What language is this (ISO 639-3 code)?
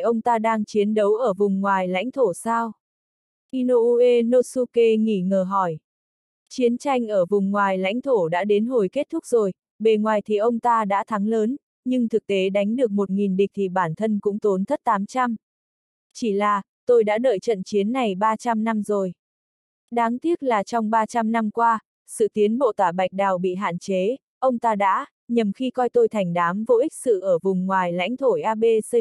vie